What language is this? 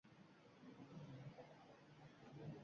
Uzbek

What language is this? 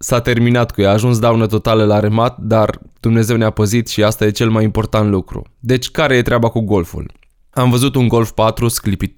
Romanian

